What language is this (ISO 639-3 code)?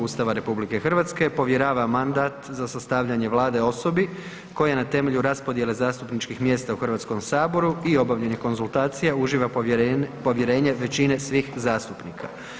hrv